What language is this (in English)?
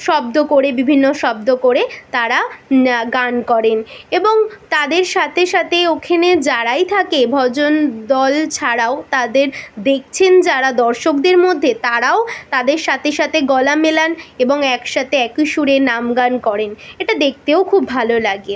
Bangla